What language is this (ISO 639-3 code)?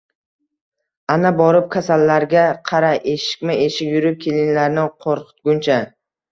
uzb